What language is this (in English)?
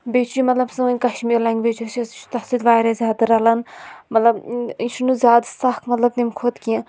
Kashmiri